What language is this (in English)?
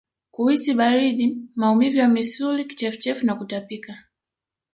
Swahili